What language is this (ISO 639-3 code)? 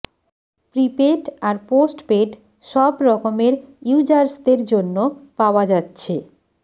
ben